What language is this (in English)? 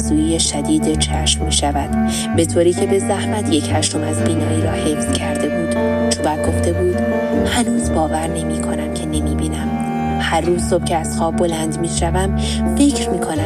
Persian